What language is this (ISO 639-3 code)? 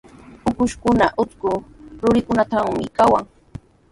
qws